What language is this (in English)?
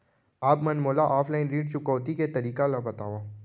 Chhattisgarhi